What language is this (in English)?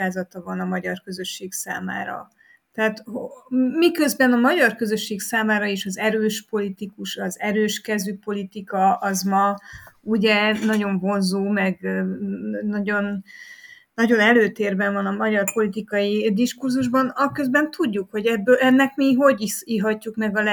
Hungarian